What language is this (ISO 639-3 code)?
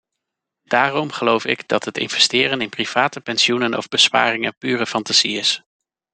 nld